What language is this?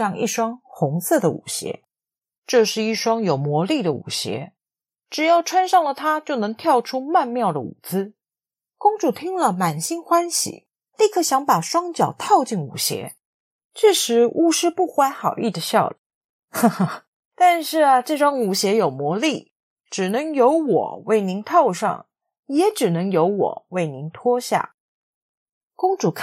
Chinese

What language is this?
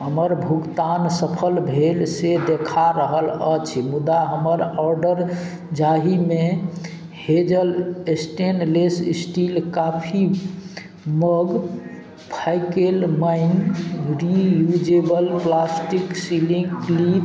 Maithili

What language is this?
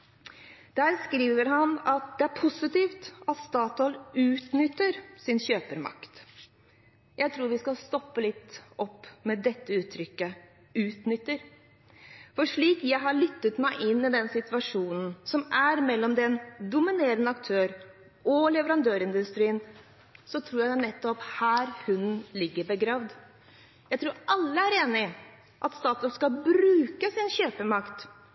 Norwegian Bokmål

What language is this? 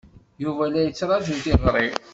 Kabyle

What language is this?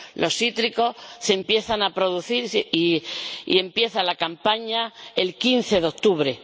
Spanish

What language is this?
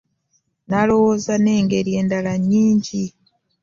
Ganda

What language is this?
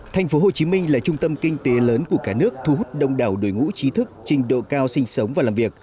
Vietnamese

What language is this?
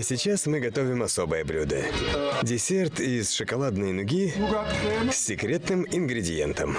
Russian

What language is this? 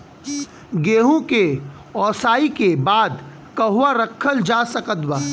Bhojpuri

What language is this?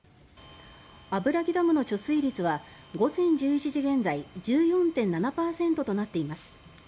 Japanese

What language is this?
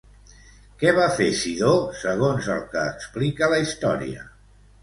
Catalan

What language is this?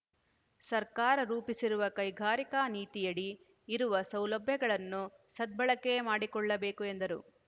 Kannada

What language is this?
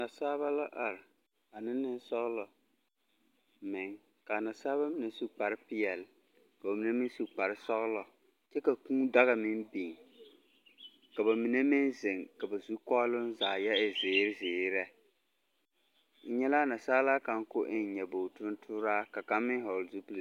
Southern Dagaare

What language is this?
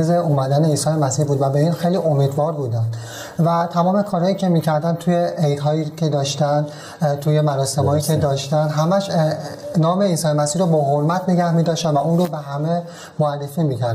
Persian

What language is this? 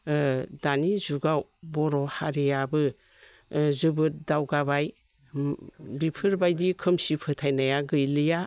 Bodo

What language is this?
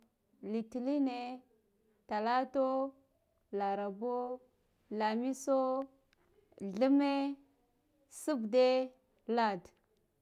Guduf-Gava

